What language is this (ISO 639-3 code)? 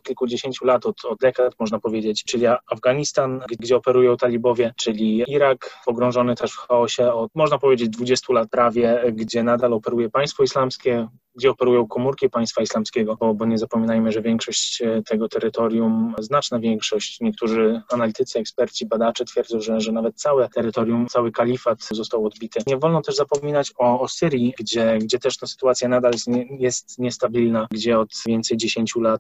pol